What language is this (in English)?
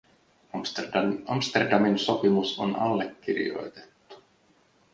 Finnish